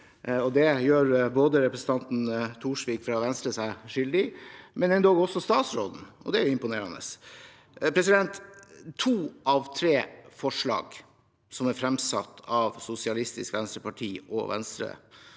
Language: Norwegian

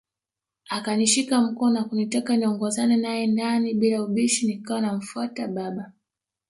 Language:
Swahili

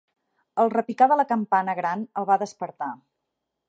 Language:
Catalan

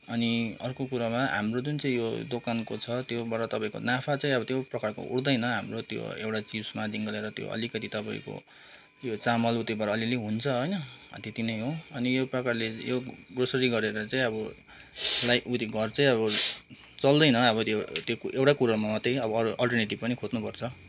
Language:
Nepali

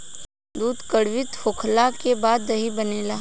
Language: Bhojpuri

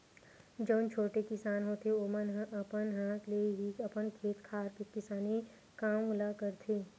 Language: Chhattisgarhi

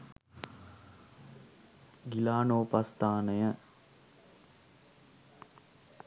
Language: Sinhala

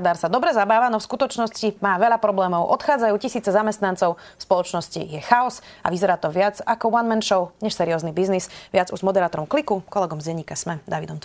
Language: Slovak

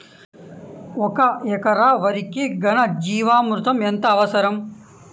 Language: Telugu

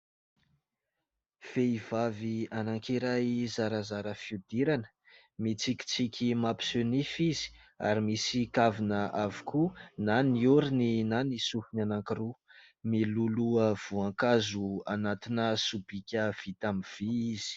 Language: Malagasy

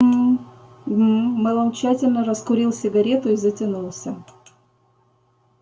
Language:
Russian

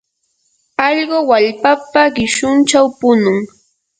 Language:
Yanahuanca Pasco Quechua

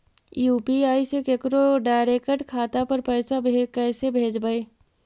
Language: Magahi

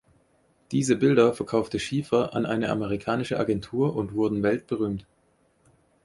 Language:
German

